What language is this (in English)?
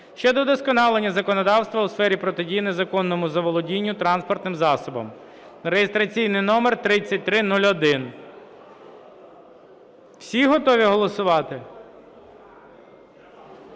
Ukrainian